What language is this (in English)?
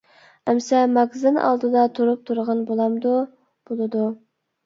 Uyghur